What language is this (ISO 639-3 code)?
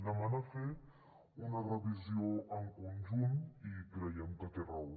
cat